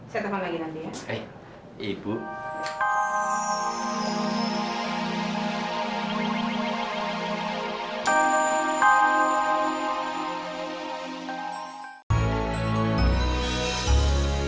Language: Indonesian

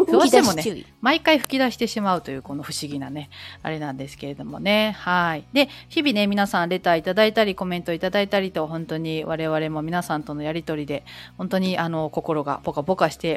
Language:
Japanese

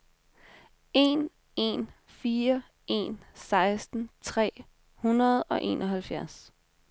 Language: Danish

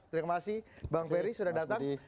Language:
Indonesian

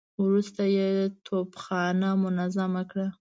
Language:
Pashto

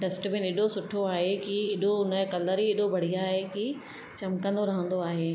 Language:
Sindhi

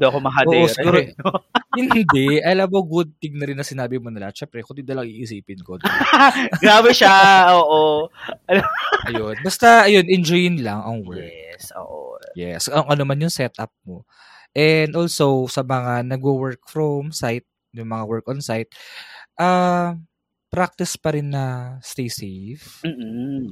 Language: Filipino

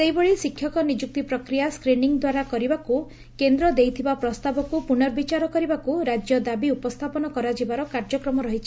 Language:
Odia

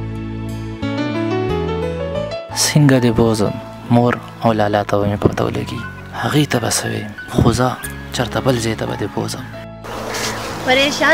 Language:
Arabic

